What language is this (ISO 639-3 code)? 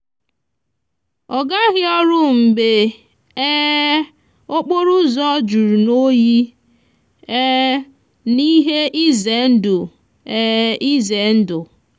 ibo